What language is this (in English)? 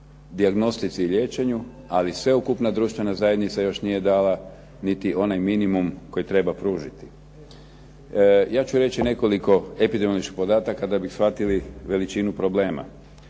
Croatian